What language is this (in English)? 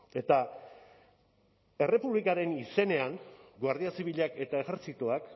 Basque